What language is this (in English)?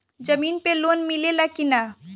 Bhojpuri